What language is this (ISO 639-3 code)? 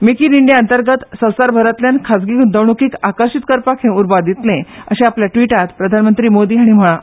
kok